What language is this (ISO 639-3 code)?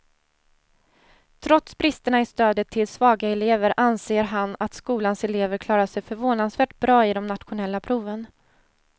swe